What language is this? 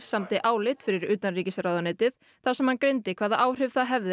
Icelandic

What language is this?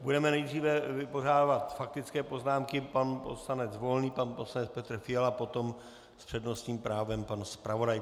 Czech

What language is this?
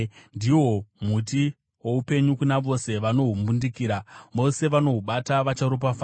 Shona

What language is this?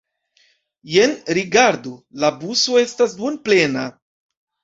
Esperanto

